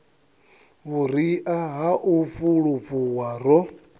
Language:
Venda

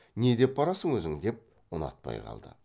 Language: Kazakh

